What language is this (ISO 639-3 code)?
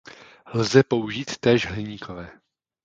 ces